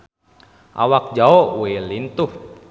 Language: Sundanese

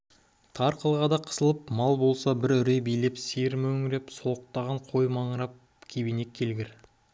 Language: Kazakh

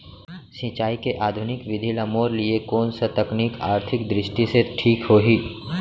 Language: Chhattisgarhi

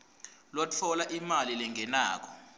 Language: Swati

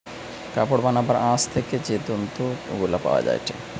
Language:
Bangla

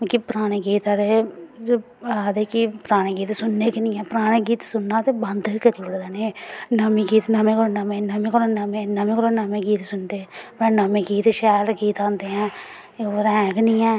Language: Dogri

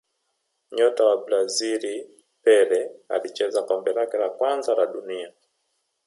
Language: Swahili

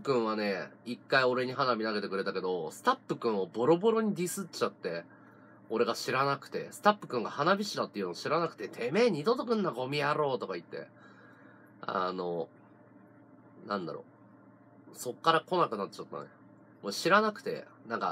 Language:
Japanese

